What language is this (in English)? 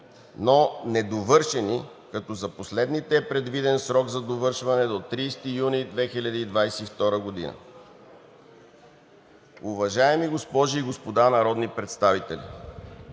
Bulgarian